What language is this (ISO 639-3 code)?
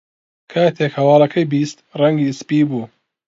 ckb